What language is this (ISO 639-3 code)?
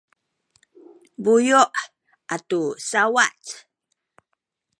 szy